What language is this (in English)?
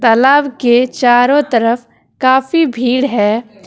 Hindi